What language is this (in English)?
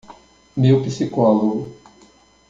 Portuguese